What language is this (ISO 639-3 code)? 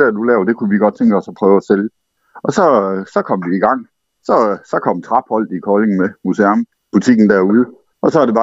dan